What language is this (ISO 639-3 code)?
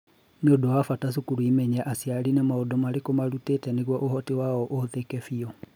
kik